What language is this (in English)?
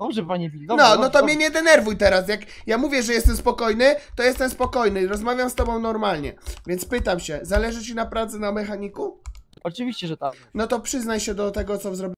Polish